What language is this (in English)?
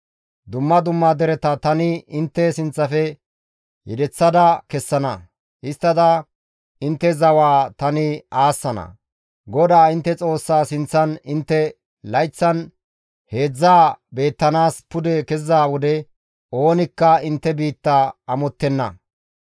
Gamo